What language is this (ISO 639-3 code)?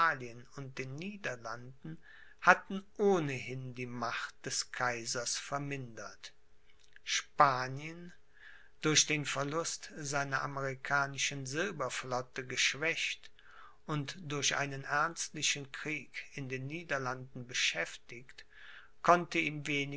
deu